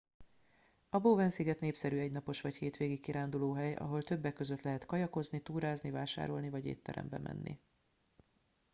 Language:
Hungarian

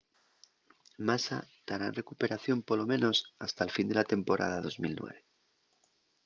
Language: Asturian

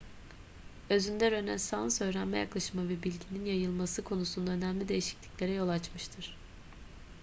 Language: Turkish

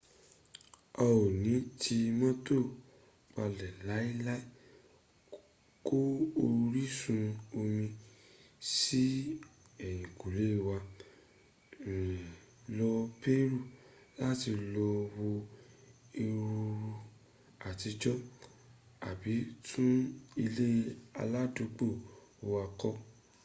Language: Yoruba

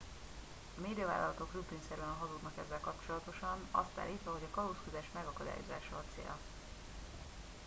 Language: Hungarian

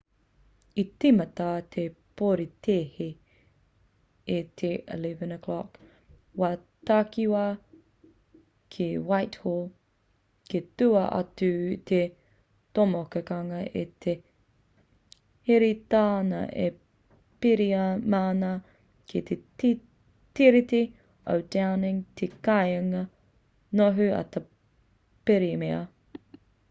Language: Māori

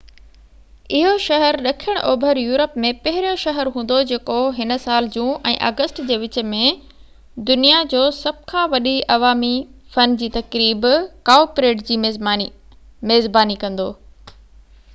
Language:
Sindhi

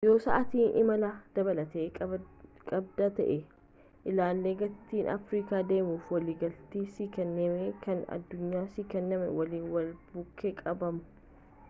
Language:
Oromo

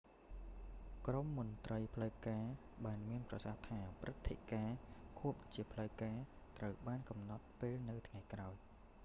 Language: Khmer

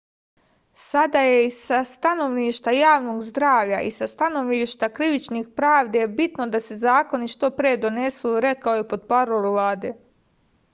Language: Serbian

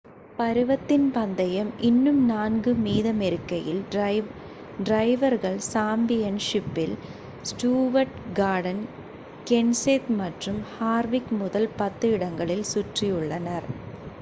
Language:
Tamil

